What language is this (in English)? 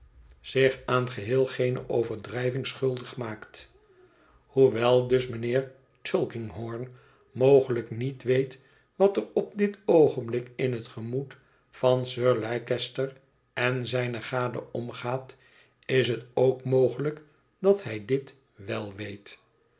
Dutch